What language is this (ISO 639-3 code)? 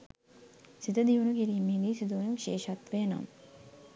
sin